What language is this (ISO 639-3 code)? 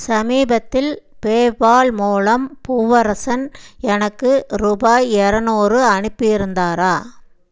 tam